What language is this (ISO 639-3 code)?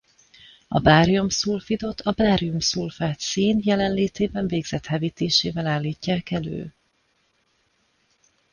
hun